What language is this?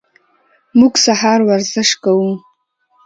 Pashto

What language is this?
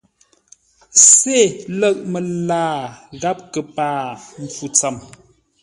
Ngombale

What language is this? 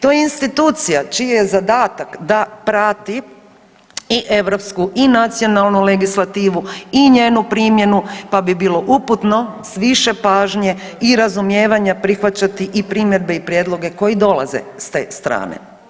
Croatian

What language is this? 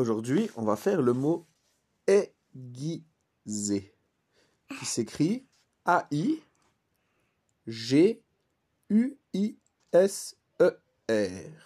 French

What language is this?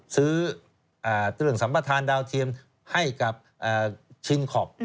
Thai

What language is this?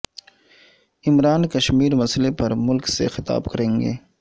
Urdu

